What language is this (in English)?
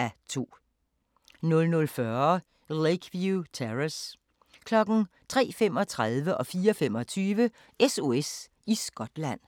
Danish